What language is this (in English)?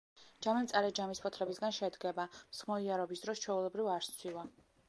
Georgian